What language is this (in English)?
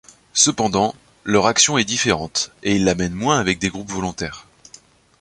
French